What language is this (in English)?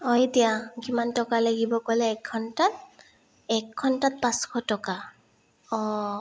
Assamese